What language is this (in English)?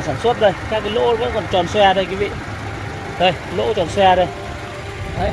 Vietnamese